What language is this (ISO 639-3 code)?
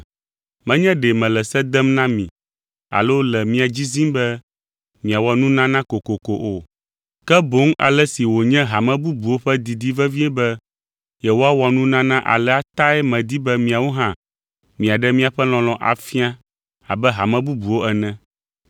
ewe